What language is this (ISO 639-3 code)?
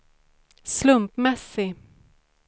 swe